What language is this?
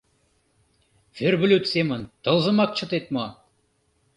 Mari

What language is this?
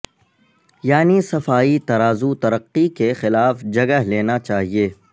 Urdu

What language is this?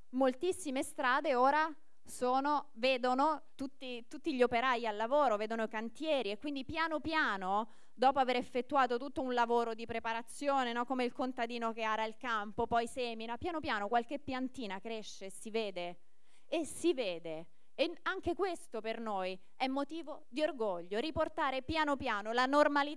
Italian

